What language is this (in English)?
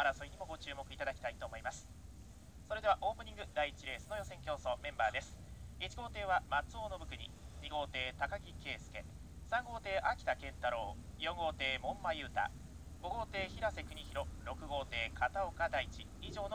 Japanese